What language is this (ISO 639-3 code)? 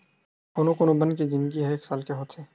hne